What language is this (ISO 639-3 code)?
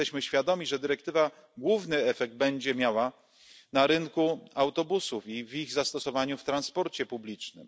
pol